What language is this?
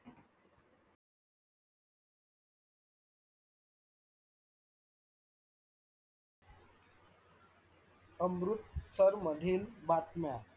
Marathi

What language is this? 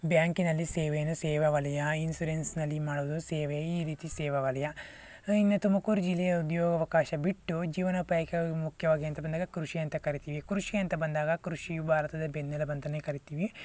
Kannada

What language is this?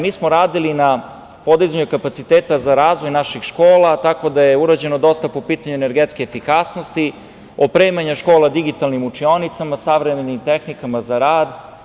Serbian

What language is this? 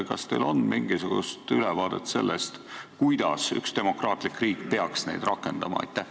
Estonian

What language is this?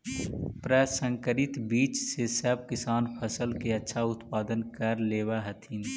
Magahi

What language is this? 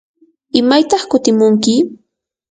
Yanahuanca Pasco Quechua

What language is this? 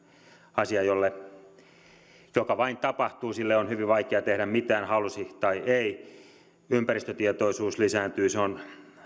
Finnish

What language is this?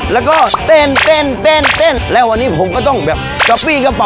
Thai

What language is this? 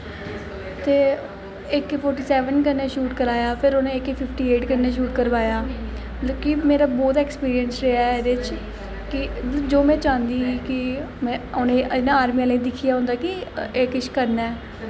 Dogri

